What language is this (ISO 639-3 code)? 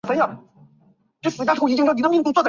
zho